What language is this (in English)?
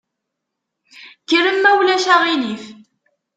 Kabyle